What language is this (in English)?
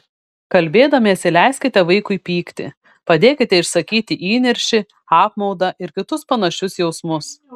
Lithuanian